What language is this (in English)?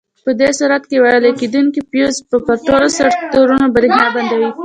Pashto